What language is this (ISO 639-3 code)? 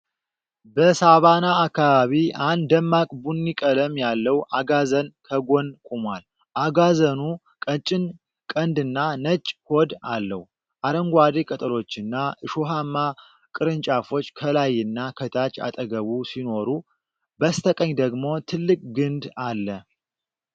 amh